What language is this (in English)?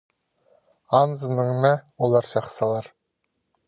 Khakas